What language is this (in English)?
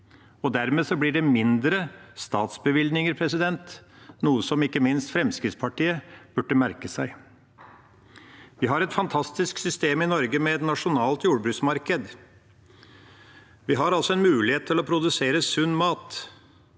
Norwegian